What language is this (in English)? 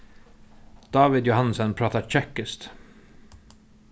Faroese